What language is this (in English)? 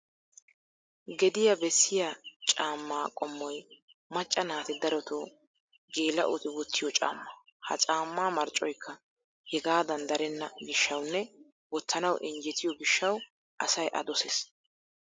Wolaytta